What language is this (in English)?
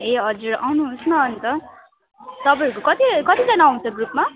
Nepali